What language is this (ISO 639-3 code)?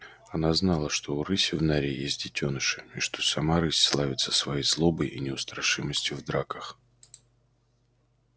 rus